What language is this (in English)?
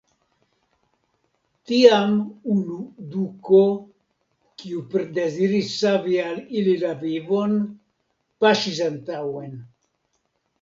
Esperanto